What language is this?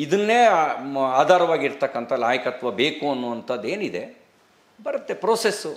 Kannada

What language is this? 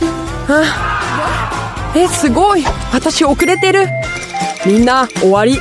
Japanese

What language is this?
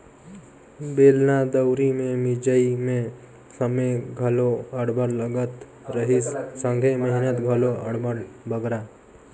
Chhattisgarhi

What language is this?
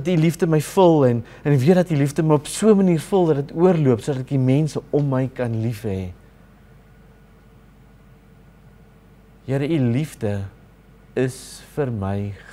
Dutch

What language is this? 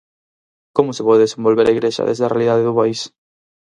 Galician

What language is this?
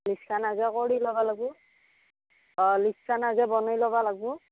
Assamese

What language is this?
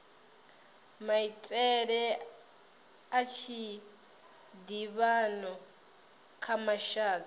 Venda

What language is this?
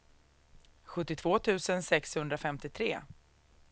Swedish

